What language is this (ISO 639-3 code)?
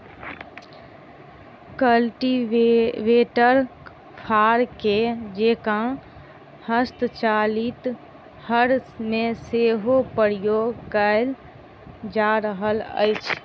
mai